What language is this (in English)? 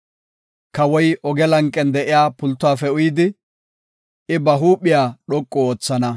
Gofa